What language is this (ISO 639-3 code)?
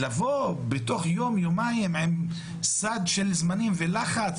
heb